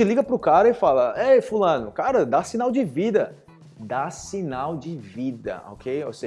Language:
Portuguese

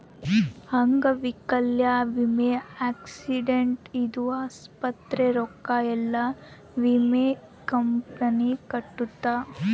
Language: Kannada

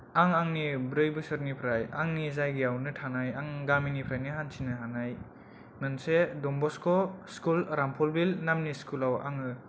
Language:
Bodo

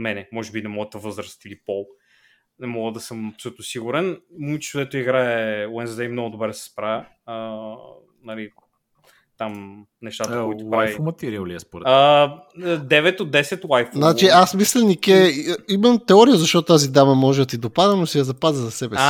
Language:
Bulgarian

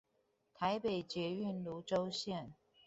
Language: Chinese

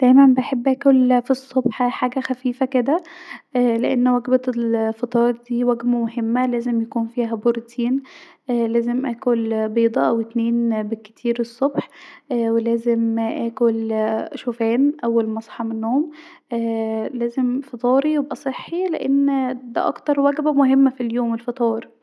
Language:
Egyptian Arabic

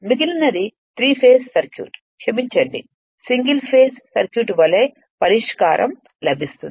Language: Telugu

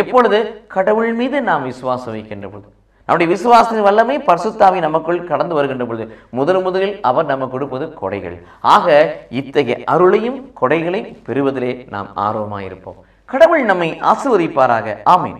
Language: Tamil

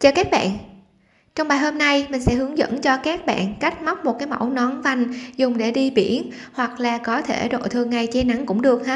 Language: Vietnamese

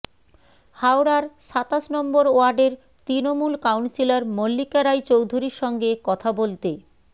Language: Bangla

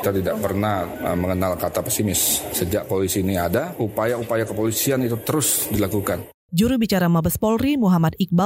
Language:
Indonesian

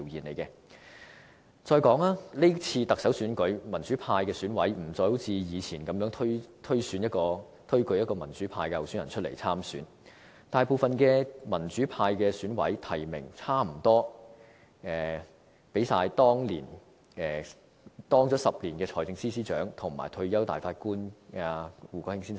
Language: Cantonese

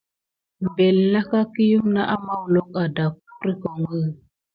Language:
Gidar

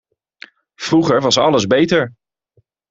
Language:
Dutch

